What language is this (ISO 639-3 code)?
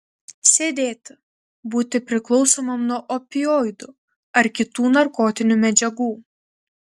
lit